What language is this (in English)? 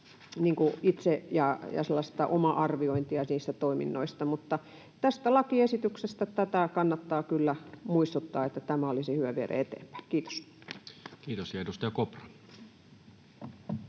Finnish